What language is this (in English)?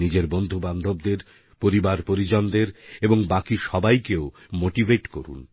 Bangla